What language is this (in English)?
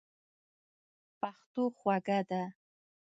Pashto